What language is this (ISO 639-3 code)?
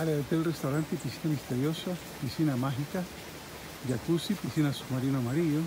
spa